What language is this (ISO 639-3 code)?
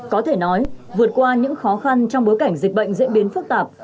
vie